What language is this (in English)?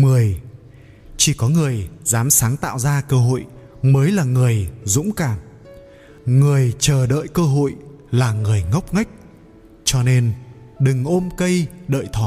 Vietnamese